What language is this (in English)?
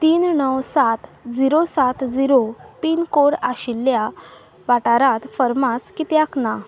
Konkani